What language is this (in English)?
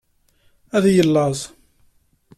Kabyle